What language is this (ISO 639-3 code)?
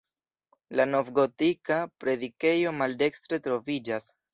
epo